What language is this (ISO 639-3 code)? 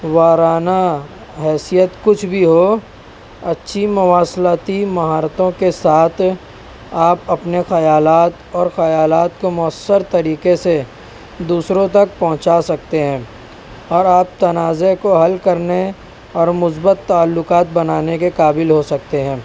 urd